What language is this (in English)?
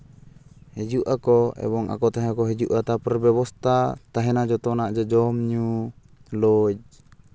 Santali